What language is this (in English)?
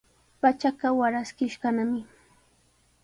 Sihuas Ancash Quechua